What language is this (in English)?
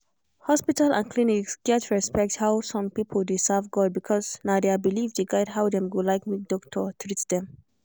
Nigerian Pidgin